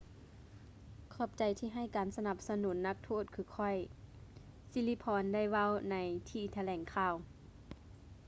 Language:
Lao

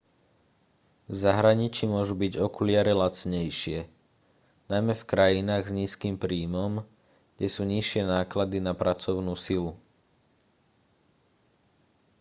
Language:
Slovak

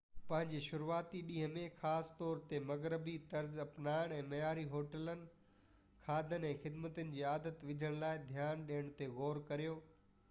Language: Sindhi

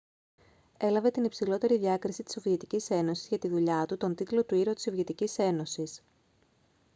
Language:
Greek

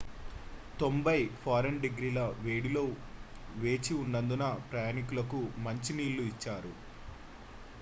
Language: Telugu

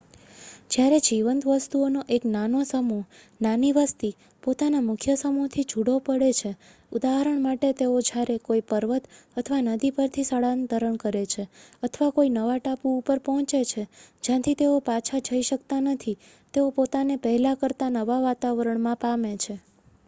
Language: Gujarati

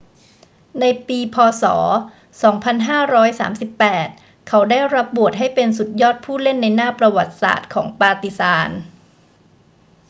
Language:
Thai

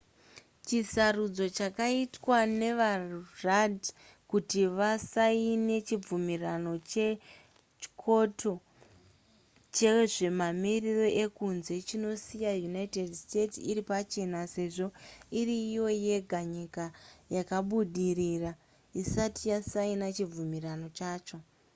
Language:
Shona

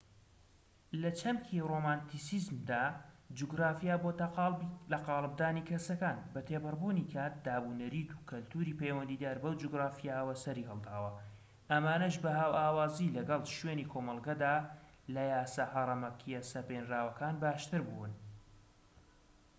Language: Central Kurdish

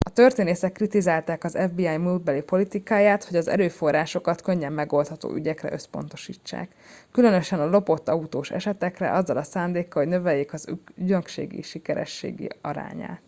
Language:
Hungarian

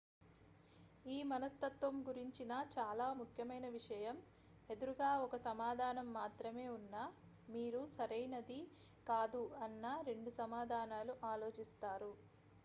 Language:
Telugu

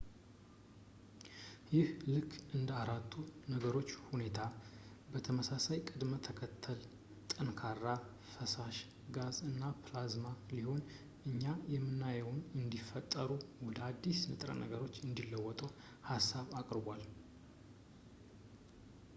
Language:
Amharic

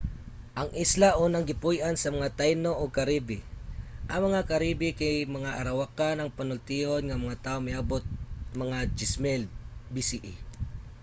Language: Cebuano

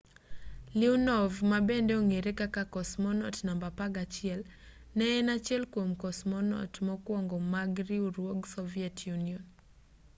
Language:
Luo (Kenya and Tanzania)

